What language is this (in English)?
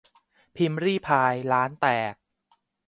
Thai